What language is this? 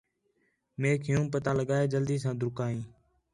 Khetrani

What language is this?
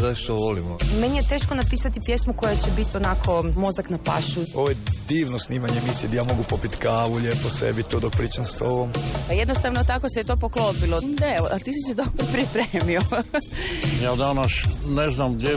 Croatian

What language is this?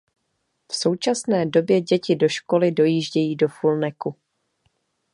Czech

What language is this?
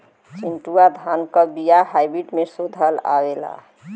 Bhojpuri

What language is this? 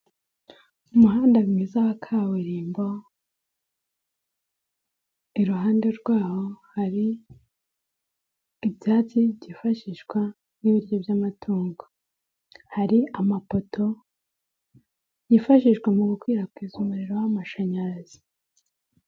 Kinyarwanda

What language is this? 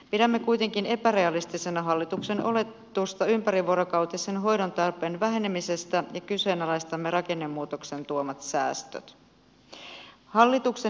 Finnish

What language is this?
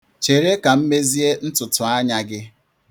Igbo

